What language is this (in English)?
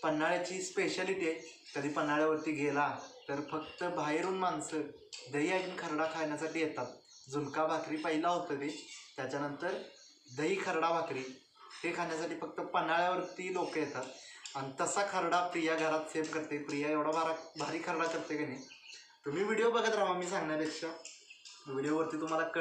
Romanian